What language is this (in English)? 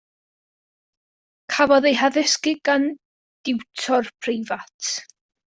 Welsh